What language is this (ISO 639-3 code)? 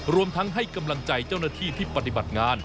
tha